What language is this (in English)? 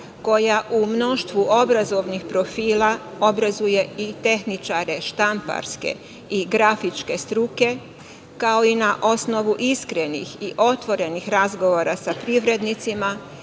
Serbian